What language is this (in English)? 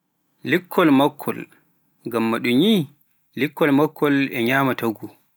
Pular